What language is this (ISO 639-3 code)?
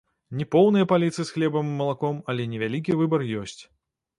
bel